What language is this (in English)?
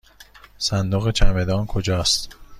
Persian